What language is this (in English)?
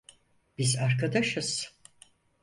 Turkish